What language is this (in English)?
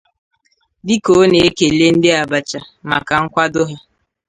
Igbo